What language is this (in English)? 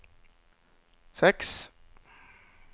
Norwegian